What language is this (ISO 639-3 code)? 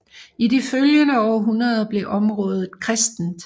dan